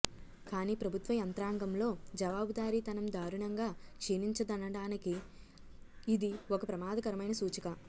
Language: Telugu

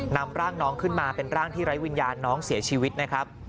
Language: Thai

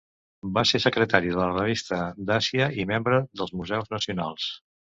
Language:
Catalan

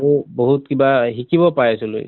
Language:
Assamese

